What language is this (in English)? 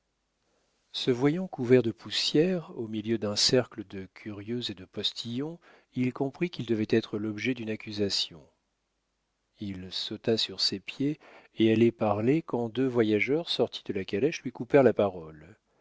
French